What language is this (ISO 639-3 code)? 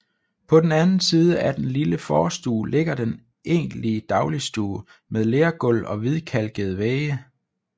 dan